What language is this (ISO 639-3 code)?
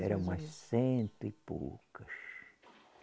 por